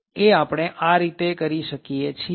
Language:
Gujarati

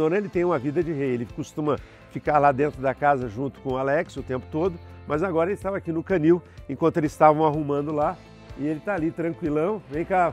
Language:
Portuguese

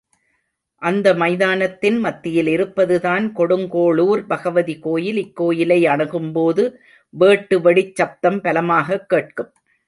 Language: Tamil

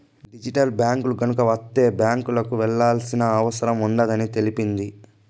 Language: Telugu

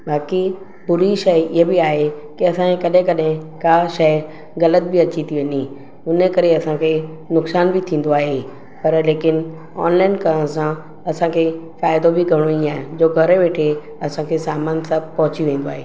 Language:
Sindhi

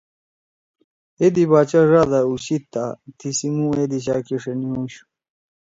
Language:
Torwali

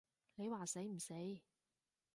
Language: Cantonese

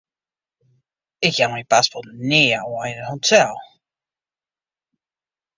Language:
Western Frisian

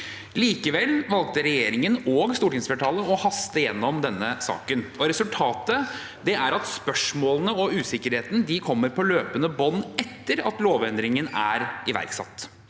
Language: Norwegian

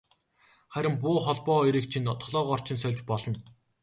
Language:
Mongolian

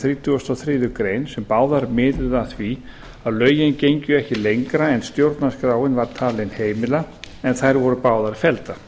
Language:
Icelandic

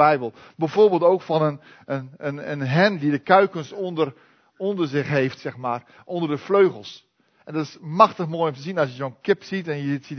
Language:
Dutch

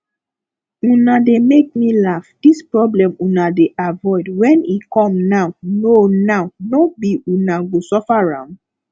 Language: Nigerian Pidgin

